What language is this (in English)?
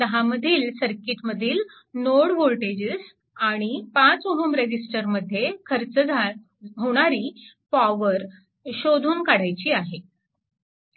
Marathi